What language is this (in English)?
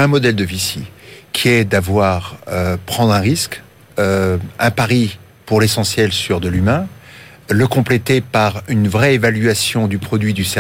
French